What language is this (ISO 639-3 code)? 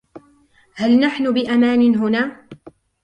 ara